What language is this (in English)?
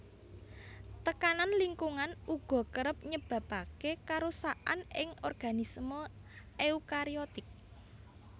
Javanese